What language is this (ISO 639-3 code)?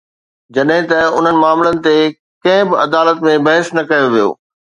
snd